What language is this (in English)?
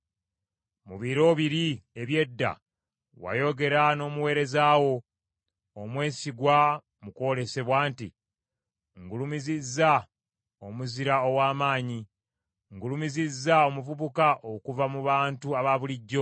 Ganda